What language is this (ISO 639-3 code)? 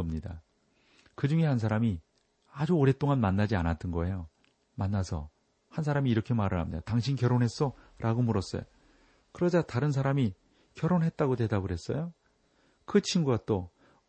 kor